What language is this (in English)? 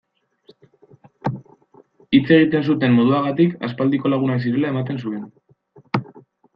Basque